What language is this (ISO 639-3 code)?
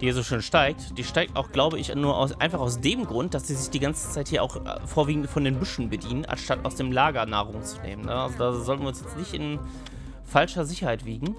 deu